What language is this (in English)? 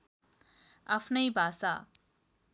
Nepali